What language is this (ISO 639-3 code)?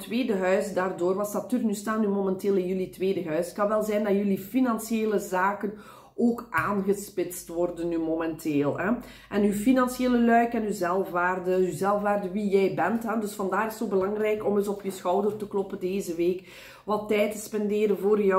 nld